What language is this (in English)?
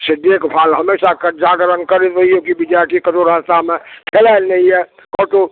Maithili